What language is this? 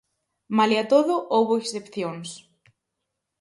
Galician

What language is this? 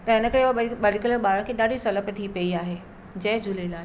Sindhi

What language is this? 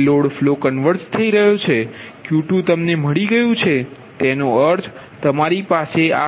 Gujarati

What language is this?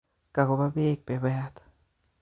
Kalenjin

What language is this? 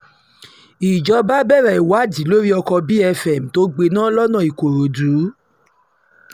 Yoruba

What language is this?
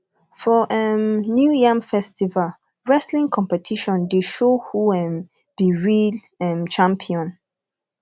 Nigerian Pidgin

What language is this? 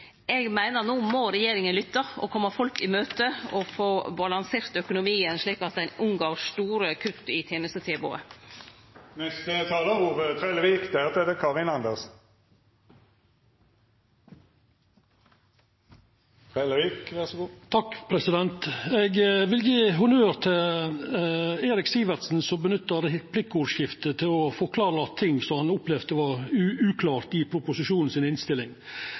Norwegian Nynorsk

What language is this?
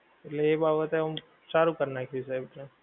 Gujarati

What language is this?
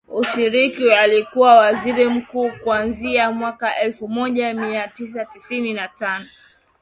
Swahili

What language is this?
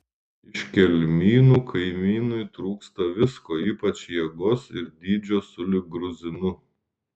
Lithuanian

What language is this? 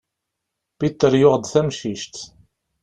Kabyle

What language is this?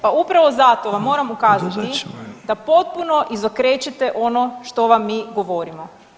Croatian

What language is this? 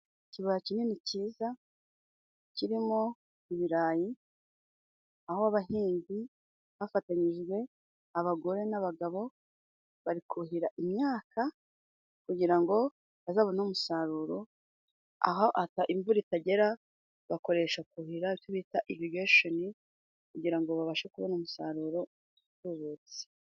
Kinyarwanda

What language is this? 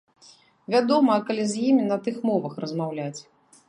Belarusian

